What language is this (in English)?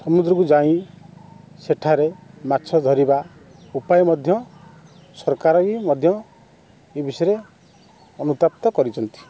Odia